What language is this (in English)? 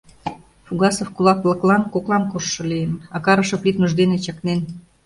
Mari